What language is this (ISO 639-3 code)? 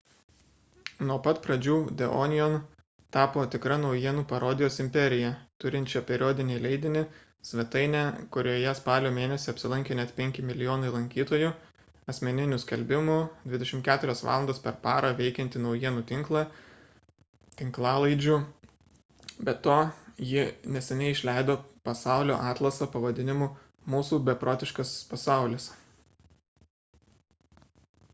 lit